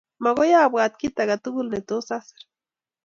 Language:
Kalenjin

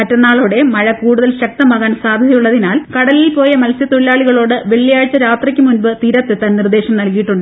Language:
Malayalam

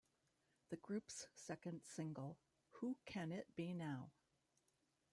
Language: English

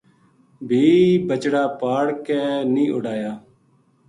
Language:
Gujari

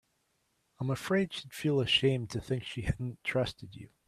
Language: English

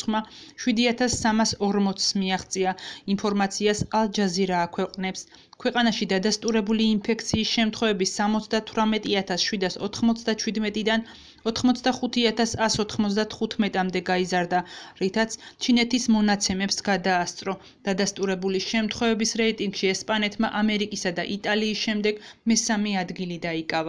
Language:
Romanian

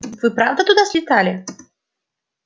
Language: Russian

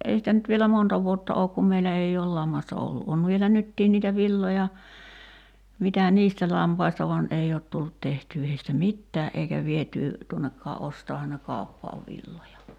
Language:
Finnish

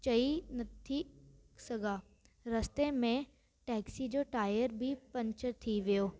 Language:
Sindhi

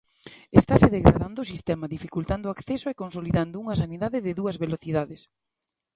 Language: Galician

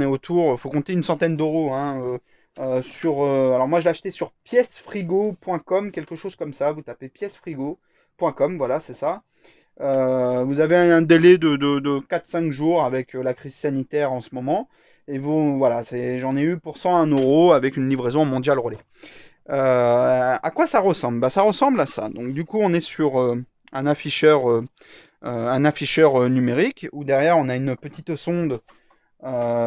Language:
French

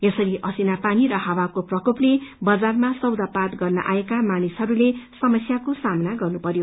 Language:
Nepali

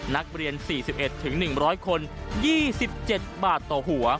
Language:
Thai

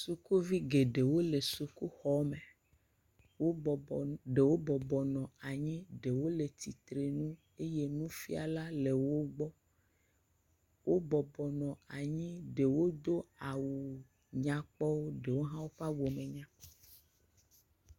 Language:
Ewe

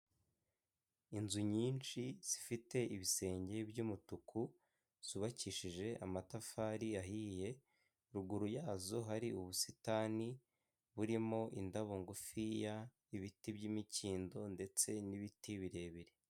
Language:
Kinyarwanda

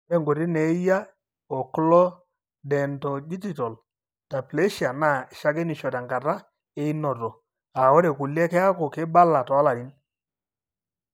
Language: Masai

